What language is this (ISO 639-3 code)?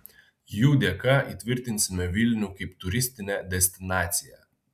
lit